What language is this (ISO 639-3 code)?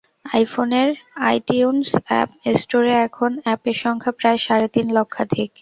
ben